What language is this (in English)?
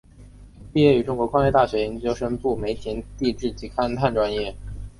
Chinese